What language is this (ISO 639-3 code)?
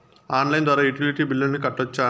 tel